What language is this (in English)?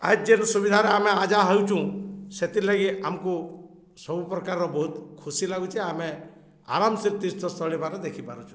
Odia